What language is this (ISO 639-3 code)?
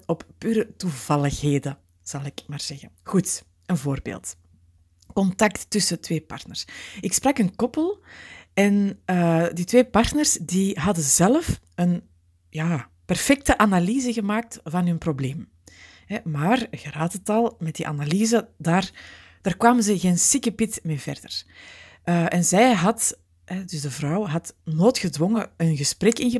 nld